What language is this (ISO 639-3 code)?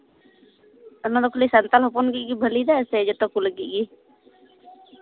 sat